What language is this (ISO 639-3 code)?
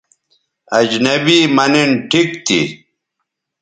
btv